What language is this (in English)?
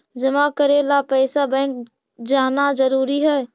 Magahi